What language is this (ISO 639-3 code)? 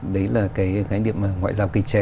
vie